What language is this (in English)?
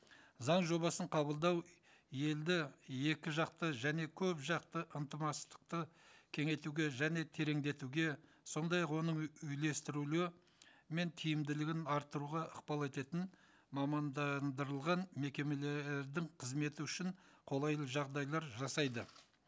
Kazakh